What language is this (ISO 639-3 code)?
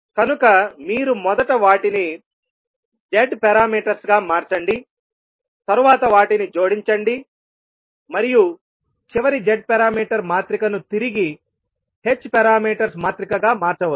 tel